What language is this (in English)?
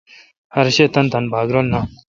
Kalkoti